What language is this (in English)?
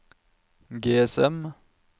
Norwegian